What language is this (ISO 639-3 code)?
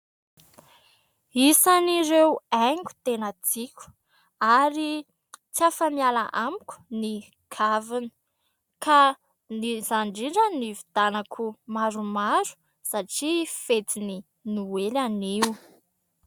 mlg